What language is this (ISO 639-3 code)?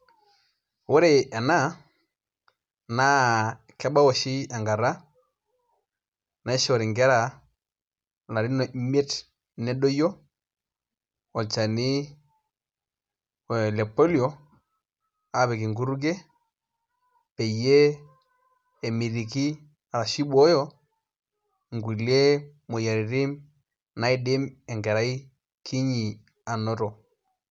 mas